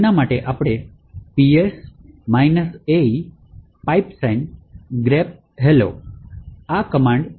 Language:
Gujarati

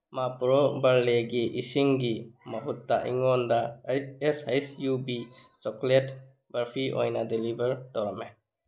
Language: Manipuri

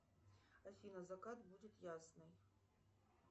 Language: Russian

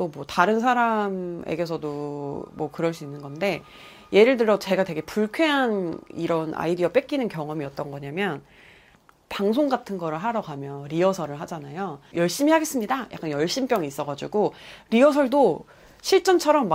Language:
Korean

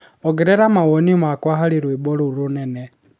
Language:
Kikuyu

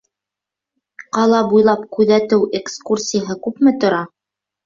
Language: Bashkir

